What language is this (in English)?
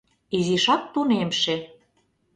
Mari